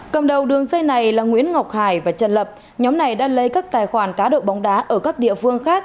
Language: Vietnamese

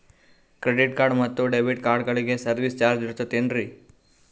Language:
Kannada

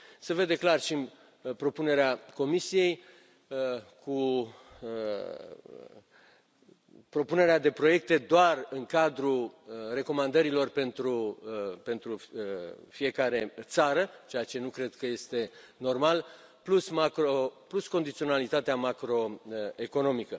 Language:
Romanian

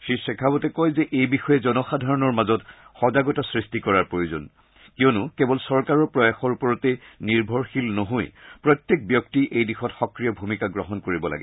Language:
Assamese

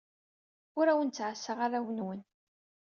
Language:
Kabyle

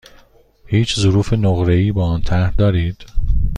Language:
Persian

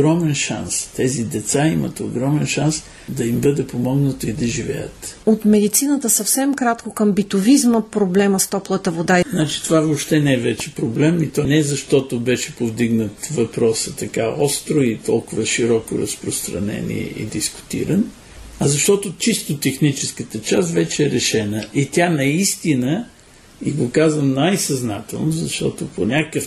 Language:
Bulgarian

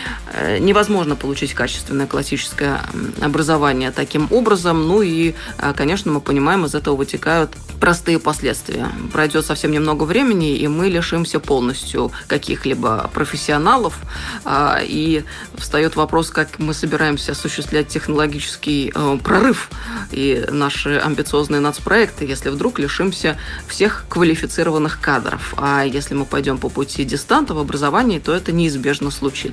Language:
Russian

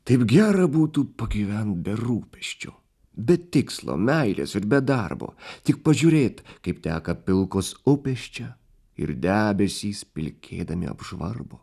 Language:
Lithuanian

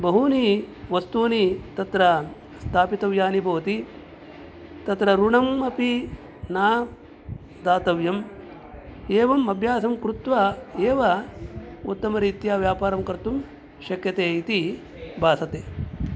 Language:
Sanskrit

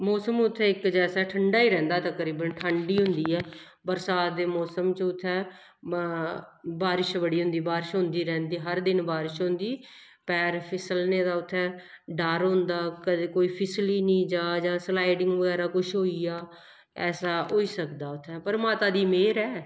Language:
Dogri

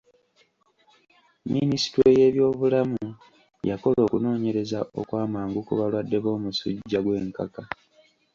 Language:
Ganda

